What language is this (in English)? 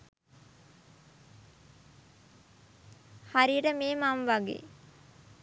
Sinhala